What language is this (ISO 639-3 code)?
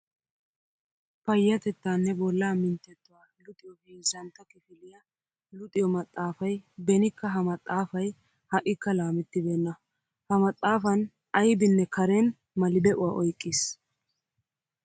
wal